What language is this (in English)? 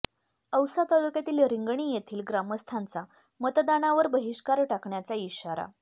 Marathi